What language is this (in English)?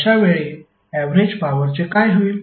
Marathi